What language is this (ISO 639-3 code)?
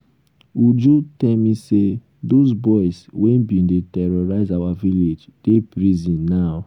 pcm